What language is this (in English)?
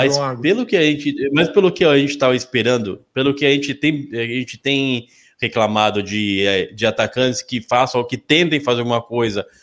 Portuguese